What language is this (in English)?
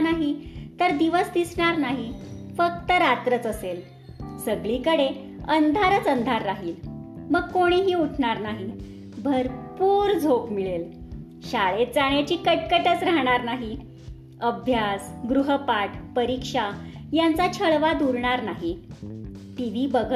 Marathi